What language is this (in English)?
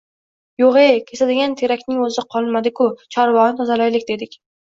Uzbek